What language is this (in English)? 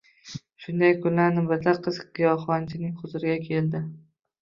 Uzbek